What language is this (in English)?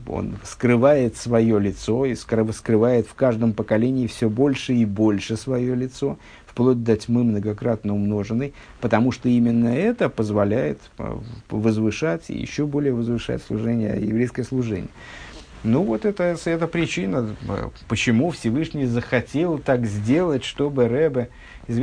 Russian